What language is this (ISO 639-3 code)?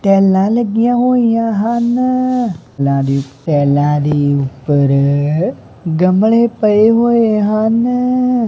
pan